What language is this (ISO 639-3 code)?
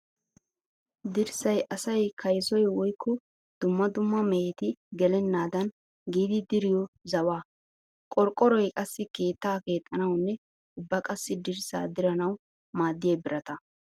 wal